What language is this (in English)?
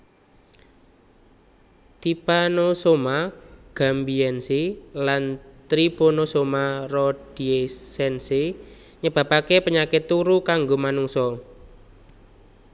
Javanese